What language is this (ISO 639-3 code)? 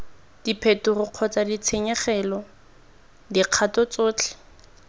tsn